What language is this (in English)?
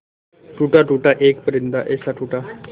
Hindi